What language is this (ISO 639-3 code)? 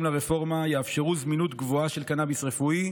heb